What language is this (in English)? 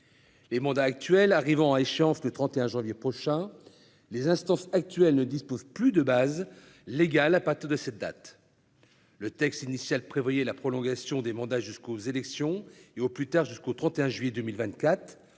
French